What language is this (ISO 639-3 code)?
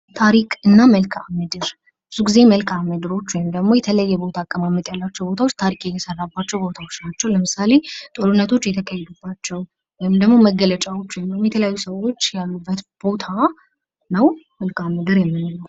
amh